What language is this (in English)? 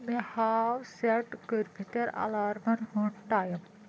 Kashmiri